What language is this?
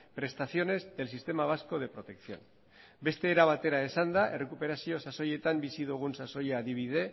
Basque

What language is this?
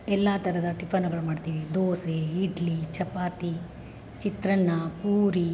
Kannada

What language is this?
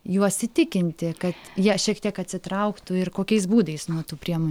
Lithuanian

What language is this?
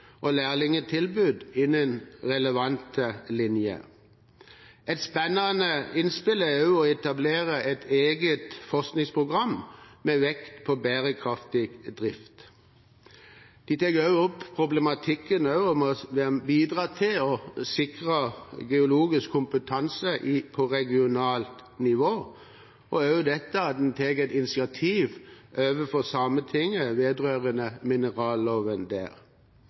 Norwegian Bokmål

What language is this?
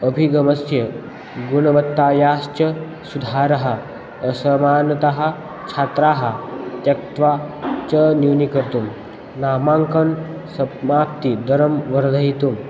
Sanskrit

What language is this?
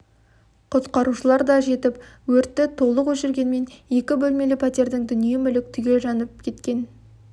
Kazakh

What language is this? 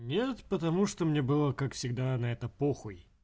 Russian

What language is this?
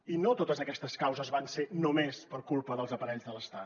Catalan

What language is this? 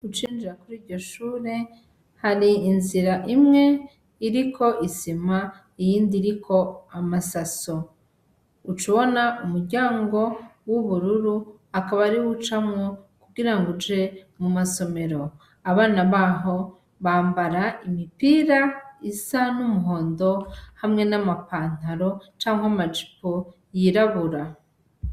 Rundi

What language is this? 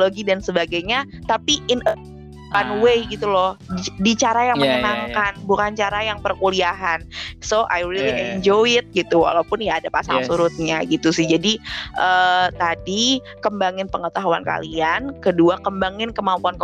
Indonesian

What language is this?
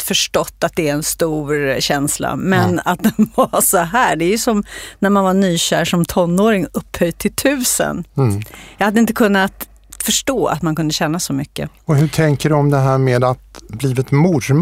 Swedish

